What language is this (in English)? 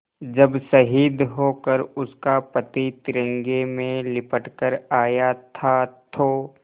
Hindi